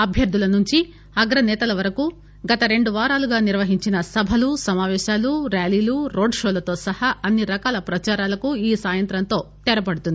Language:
Telugu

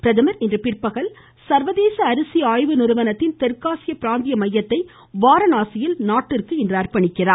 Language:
Tamil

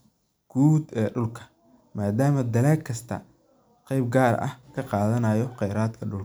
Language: Somali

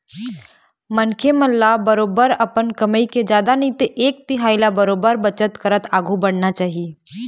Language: Chhattisgarhi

